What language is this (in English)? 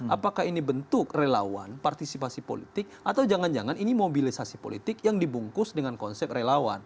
Indonesian